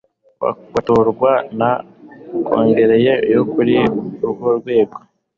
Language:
Kinyarwanda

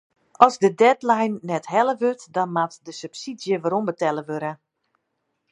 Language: Western Frisian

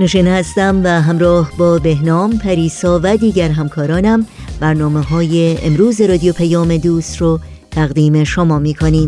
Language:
Persian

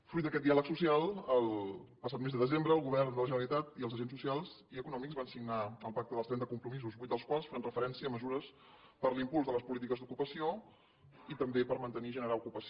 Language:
Catalan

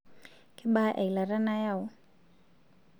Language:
Masai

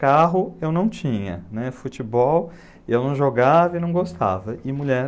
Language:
Portuguese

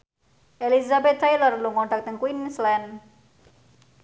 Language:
Javanese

